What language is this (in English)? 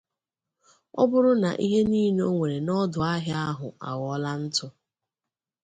Igbo